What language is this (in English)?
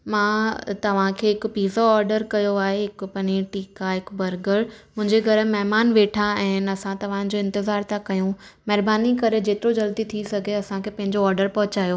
Sindhi